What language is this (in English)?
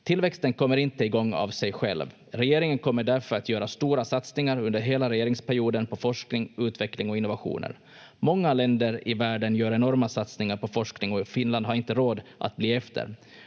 Finnish